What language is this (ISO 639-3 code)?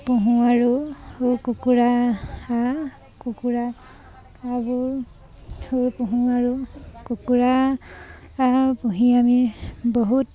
asm